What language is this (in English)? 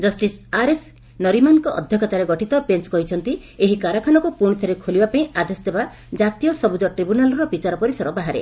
Odia